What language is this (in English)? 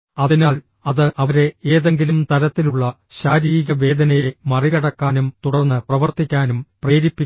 Malayalam